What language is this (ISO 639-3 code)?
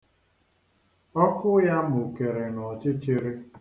ibo